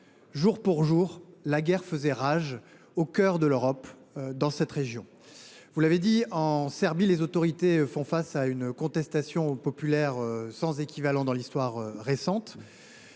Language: French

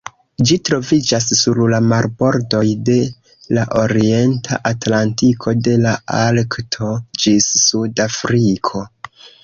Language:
Esperanto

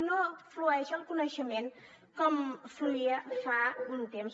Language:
Catalan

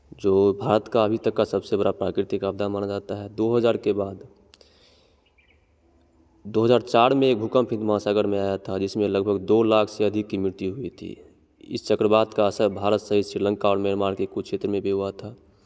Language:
Hindi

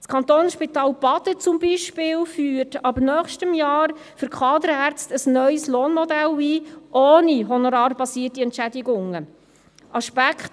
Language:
Swiss German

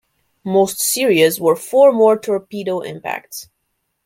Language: English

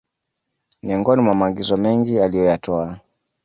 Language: Swahili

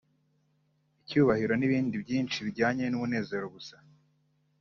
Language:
Kinyarwanda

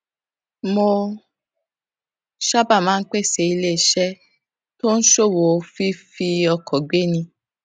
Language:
Yoruba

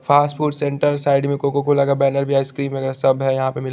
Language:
Hindi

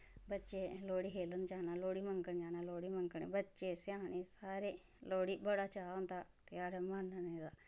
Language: Dogri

